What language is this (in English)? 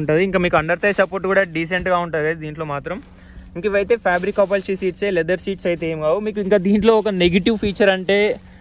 Hindi